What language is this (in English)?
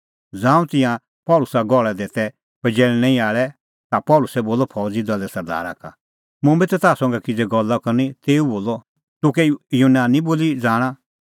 Kullu Pahari